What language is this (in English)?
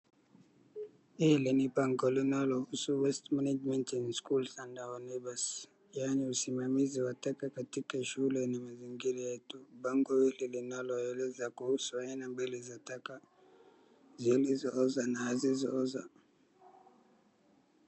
Swahili